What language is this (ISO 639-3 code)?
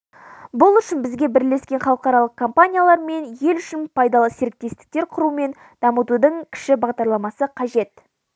kaz